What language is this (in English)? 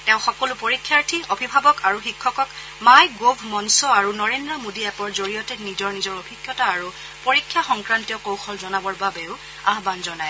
Assamese